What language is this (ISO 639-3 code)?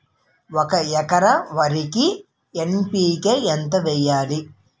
tel